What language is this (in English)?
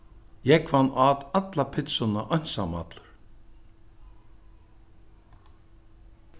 Faroese